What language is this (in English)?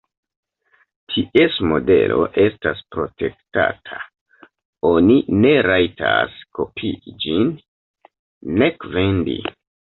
Esperanto